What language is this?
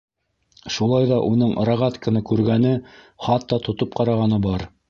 Bashkir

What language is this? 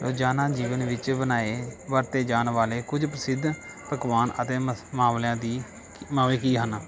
Punjabi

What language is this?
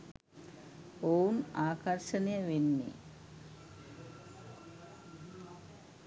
Sinhala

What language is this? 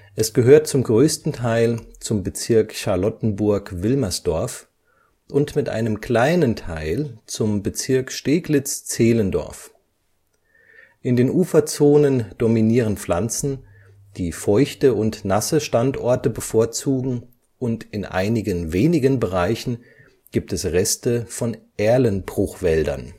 German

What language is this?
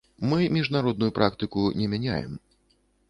Belarusian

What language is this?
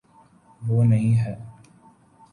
Urdu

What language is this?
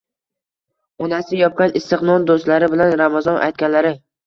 Uzbek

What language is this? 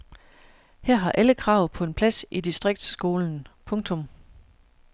Danish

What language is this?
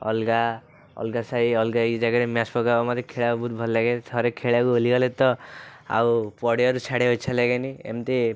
Odia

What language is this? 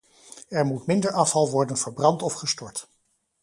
Dutch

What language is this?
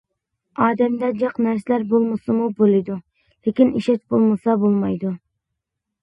Uyghur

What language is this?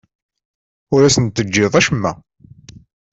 Kabyle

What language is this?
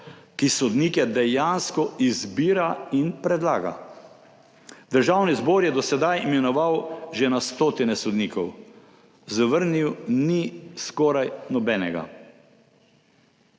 Slovenian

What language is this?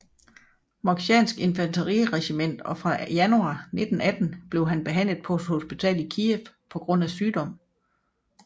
Danish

